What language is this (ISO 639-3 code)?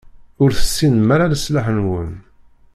kab